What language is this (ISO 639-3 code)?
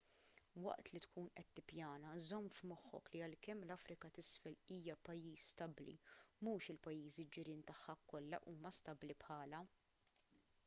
mlt